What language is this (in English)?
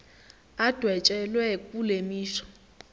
Zulu